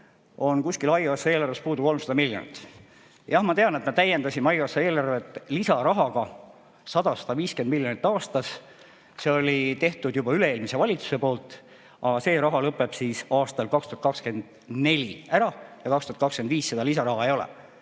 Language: Estonian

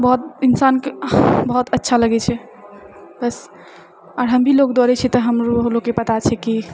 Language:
Maithili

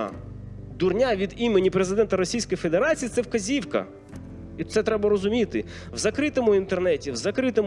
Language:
Ukrainian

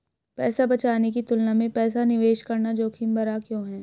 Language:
Hindi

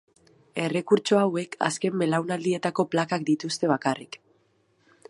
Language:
Basque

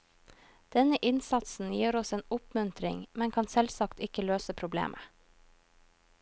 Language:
Norwegian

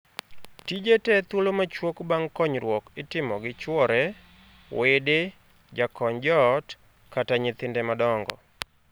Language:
Luo (Kenya and Tanzania)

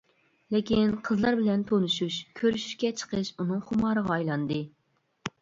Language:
Uyghur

